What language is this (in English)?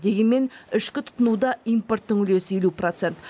Kazakh